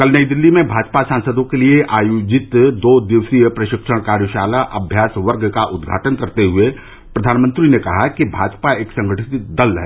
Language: Hindi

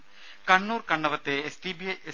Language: Malayalam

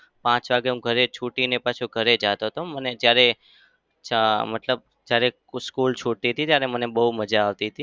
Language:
Gujarati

